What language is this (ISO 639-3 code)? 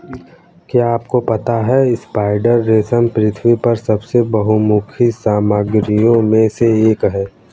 hin